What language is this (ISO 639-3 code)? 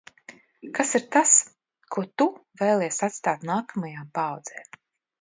lav